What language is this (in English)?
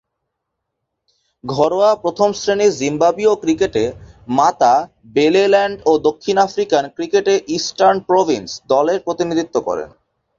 Bangla